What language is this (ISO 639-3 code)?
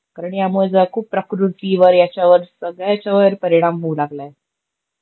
mar